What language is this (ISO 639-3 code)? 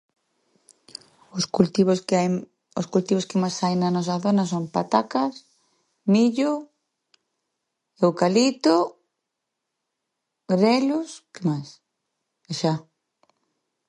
glg